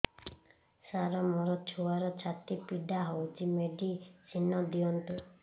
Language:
Odia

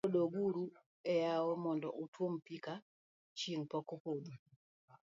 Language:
Luo (Kenya and Tanzania)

